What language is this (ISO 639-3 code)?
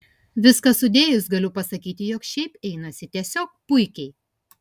lit